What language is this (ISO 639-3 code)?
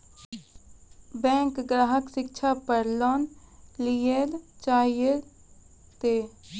mai